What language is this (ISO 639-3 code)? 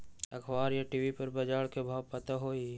mag